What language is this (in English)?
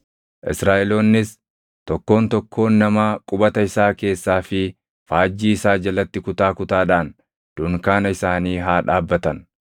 Oromo